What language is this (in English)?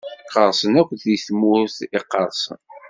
Kabyle